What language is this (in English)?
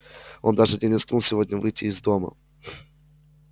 Russian